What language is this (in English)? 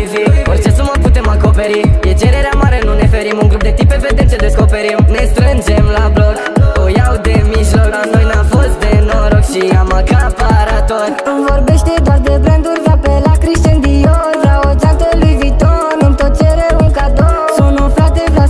Romanian